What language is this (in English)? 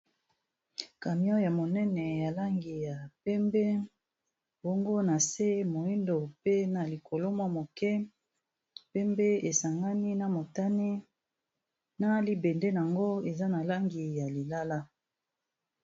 Lingala